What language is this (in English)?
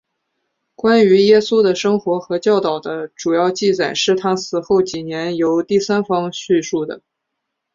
Chinese